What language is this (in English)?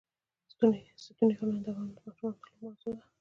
Pashto